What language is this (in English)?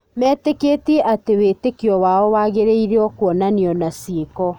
Kikuyu